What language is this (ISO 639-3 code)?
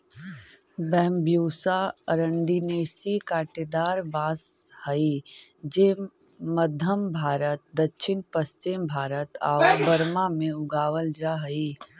mag